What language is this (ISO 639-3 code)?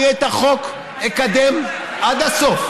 heb